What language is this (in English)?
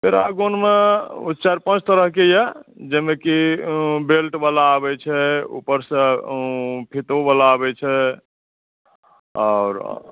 Maithili